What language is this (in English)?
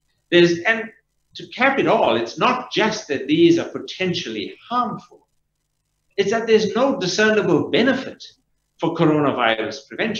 English